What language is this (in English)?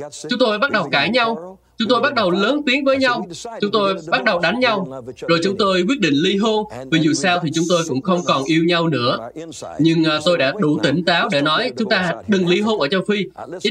Vietnamese